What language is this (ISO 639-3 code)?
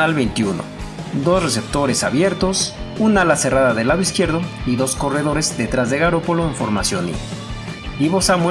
spa